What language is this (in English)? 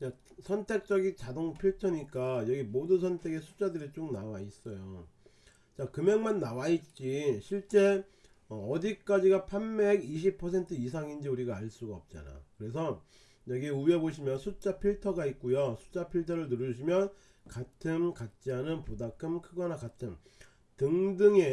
Korean